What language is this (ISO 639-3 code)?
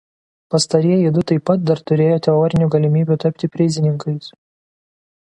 lit